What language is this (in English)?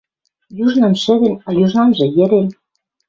Western Mari